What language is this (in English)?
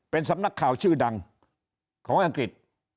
Thai